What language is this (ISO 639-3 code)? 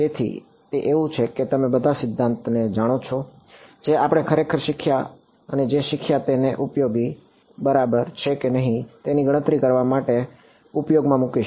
guj